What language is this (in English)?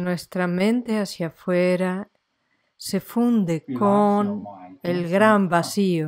Spanish